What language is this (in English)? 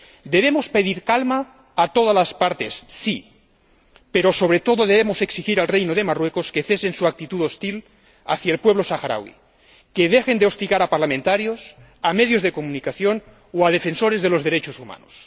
Spanish